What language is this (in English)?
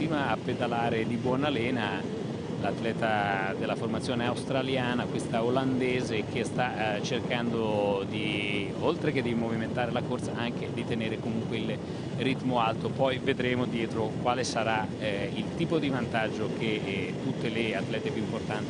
Italian